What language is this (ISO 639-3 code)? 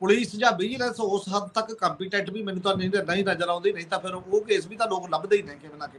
hin